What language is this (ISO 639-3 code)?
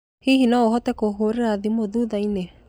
kik